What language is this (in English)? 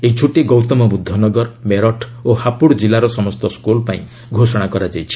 Odia